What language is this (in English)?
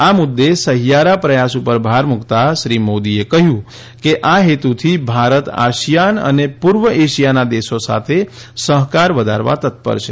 Gujarati